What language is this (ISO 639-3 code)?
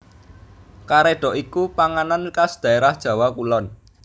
jav